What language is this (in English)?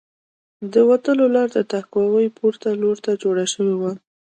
Pashto